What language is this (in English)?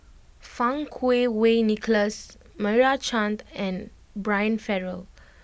English